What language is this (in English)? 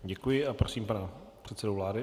Czech